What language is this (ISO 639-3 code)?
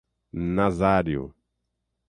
por